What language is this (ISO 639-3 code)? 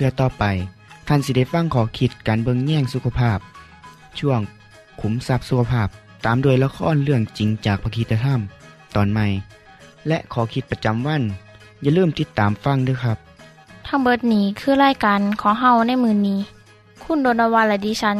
tha